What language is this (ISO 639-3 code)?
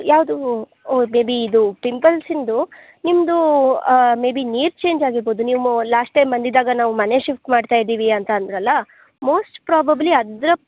kan